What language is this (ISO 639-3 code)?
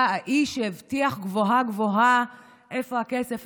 heb